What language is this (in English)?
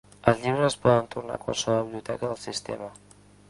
Catalan